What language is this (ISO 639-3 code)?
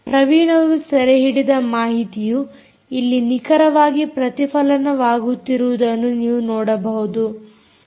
kan